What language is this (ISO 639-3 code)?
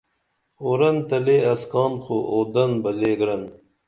dml